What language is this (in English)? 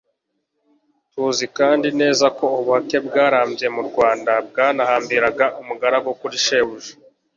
Kinyarwanda